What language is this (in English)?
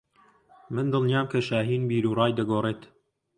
Central Kurdish